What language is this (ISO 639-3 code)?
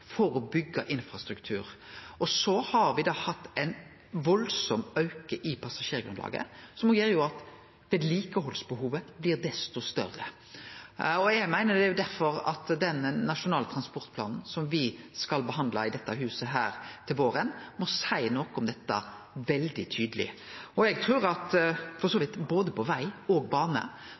nno